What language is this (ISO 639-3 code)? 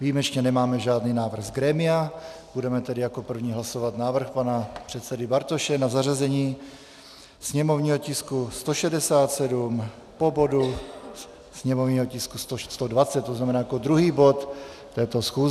ces